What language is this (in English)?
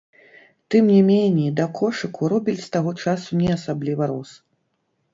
Belarusian